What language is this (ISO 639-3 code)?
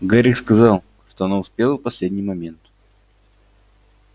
rus